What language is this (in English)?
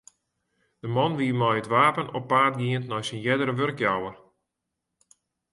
Western Frisian